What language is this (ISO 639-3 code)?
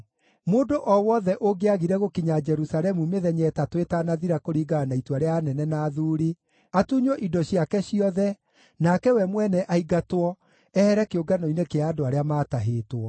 kik